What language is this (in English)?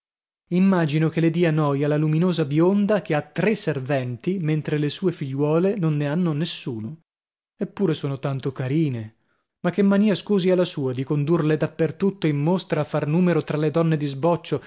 Italian